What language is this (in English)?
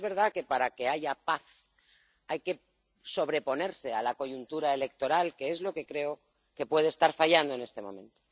Spanish